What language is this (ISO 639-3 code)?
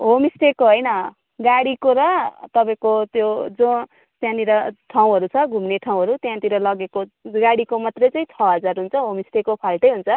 nep